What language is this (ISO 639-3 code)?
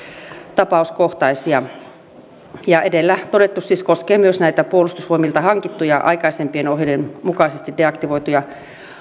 fin